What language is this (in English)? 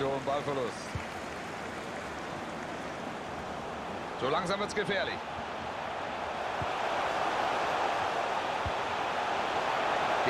German